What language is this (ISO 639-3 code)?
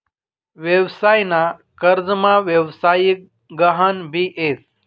mar